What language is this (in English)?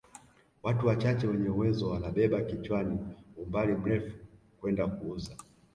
Swahili